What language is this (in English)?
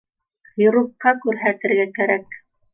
Bashkir